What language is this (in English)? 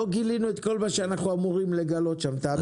Hebrew